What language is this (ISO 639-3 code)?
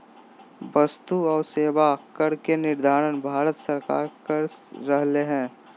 mag